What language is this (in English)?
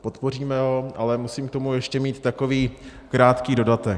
Czech